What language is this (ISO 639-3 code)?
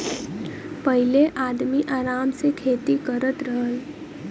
bho